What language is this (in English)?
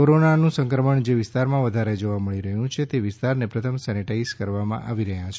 Gujarati